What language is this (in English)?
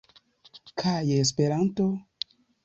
Esperanto